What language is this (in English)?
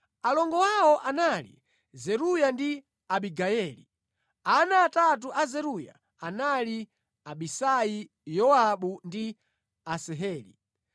Nyanja